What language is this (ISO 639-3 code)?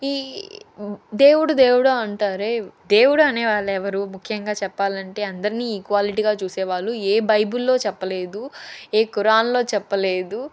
tel